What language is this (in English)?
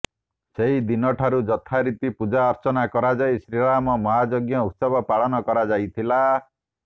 Odia